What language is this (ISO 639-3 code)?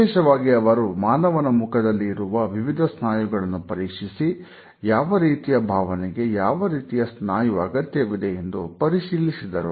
kan